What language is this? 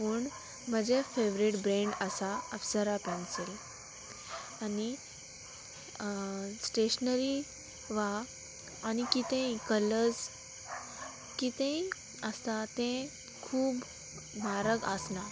Konkani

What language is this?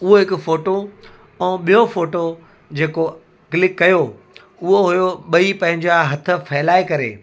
Sindhi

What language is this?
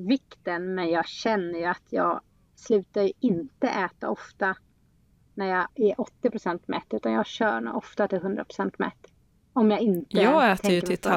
Swedish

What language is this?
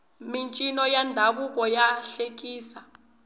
Tsonga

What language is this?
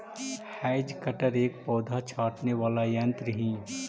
Magahi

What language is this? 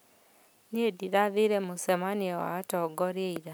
Kikuyu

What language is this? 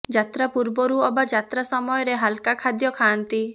Odia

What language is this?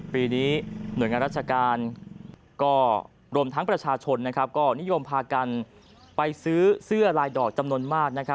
Thai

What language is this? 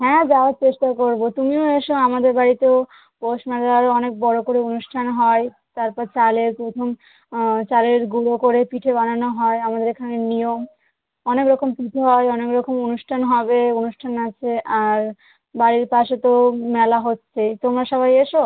Bangla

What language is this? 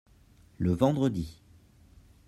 French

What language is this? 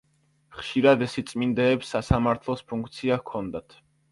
Georgian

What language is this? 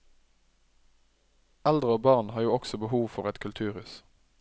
Norwegian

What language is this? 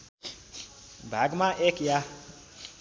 Nepali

